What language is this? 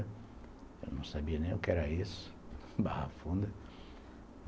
Portuguese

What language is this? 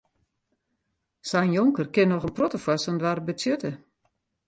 Western Frisian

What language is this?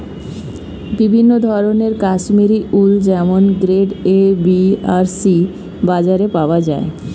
Bangla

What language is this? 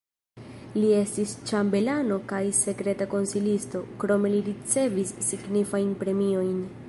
Esperanto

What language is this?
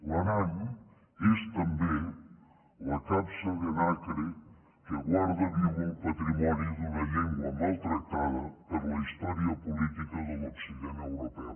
Catalan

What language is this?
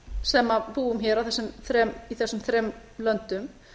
Icelandic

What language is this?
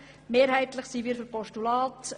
Swiss German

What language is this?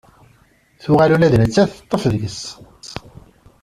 Kabyle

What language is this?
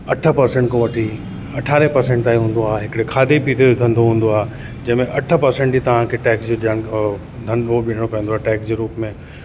Sindhi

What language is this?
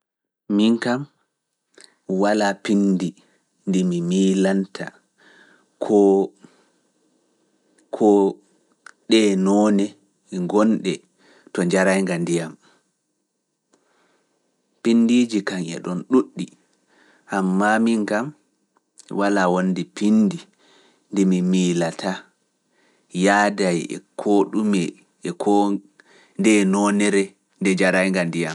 Fula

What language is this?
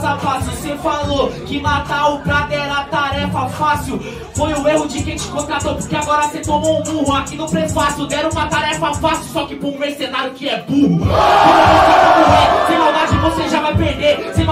Portuguese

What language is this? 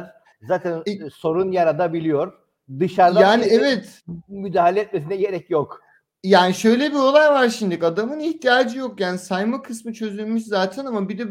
Turkish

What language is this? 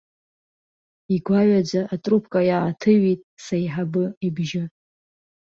Abkhazian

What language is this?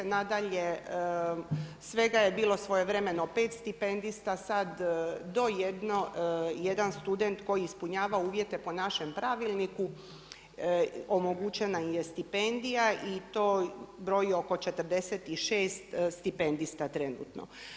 Croatian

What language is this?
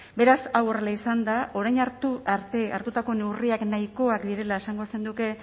Basque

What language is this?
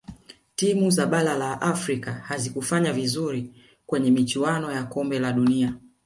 Swahili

